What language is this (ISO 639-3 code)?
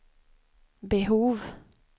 swe